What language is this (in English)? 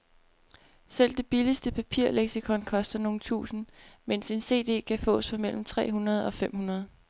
Danish